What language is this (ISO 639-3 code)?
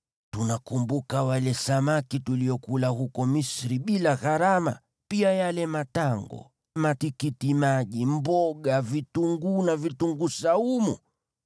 swa